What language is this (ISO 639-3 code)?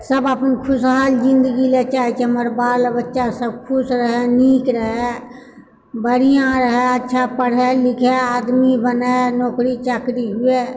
mai